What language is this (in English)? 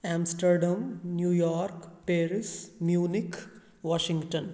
Maithili